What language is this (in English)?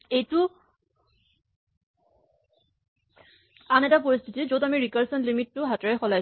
Assamese